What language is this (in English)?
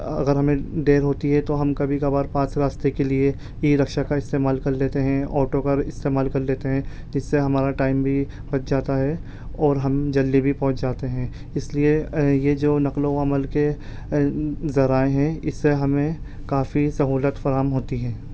Urdu